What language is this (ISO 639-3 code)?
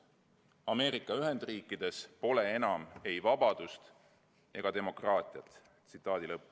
est